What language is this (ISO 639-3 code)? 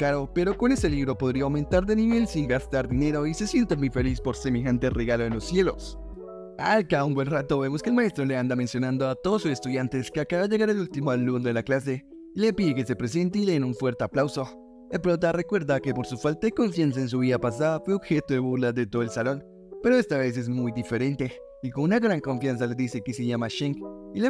spa